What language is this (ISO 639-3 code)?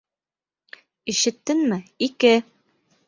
bak